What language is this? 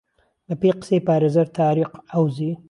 Central Kurdish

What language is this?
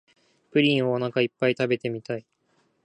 Japanese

